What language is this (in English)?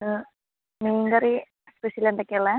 Malayalam